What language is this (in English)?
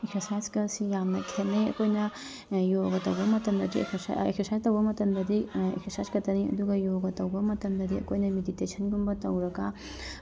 Manipuri